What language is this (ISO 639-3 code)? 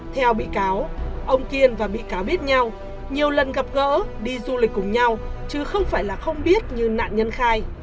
vie